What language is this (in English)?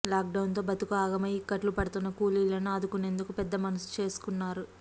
Telugu